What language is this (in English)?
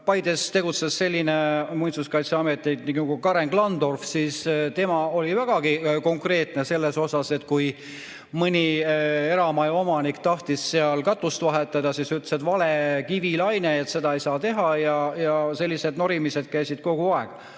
Estonian